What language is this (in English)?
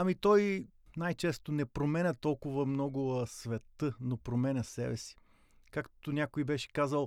Bulgarian